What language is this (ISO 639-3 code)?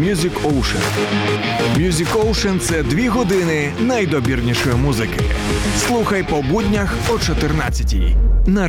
ukr